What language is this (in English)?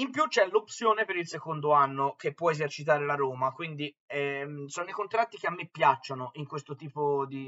Italian